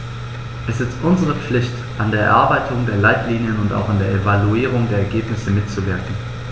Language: German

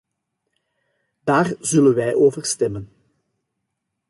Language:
Dutch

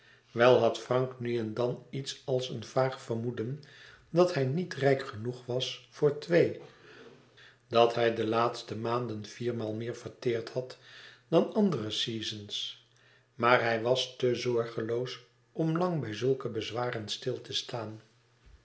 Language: Dutch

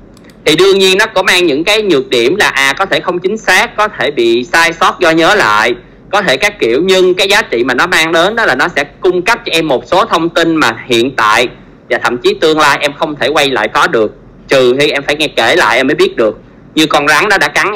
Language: Vietnamese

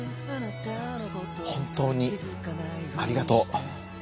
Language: Japanese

